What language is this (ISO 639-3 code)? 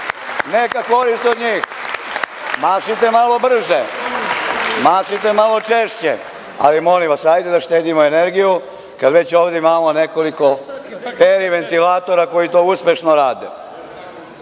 srp